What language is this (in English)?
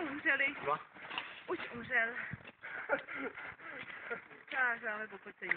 Czech